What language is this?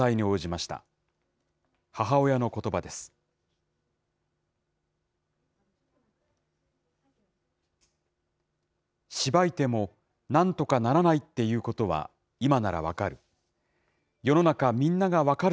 Japanese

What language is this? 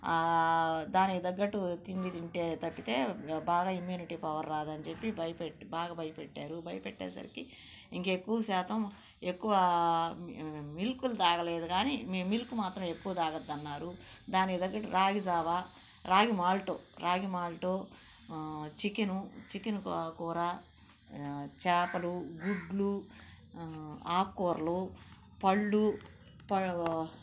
Telugu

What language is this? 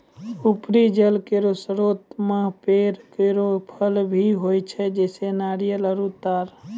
Maithili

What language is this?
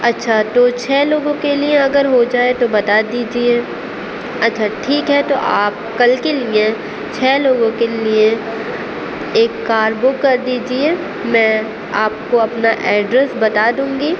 Urdu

